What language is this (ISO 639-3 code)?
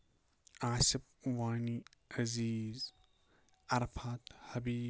kas